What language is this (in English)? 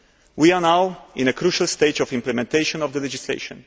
English